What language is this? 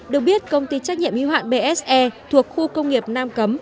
Vietnamese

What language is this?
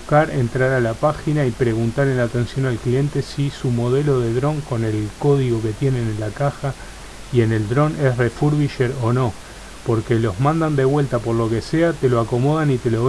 Spanish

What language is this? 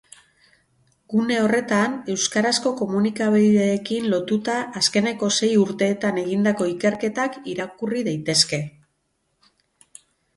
Basque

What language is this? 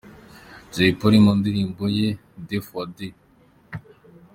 Kinyarwanda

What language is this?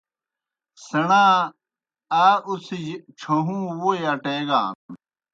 Kohistani Shina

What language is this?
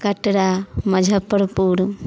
Maithili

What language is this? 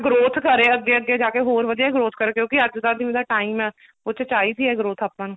Punjabi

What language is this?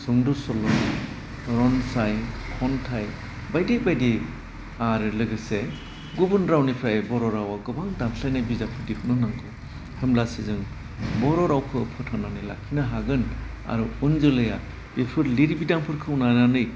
Bodo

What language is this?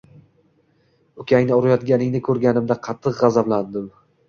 Uzbek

